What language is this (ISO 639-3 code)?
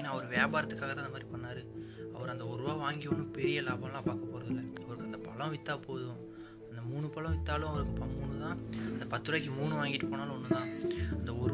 tam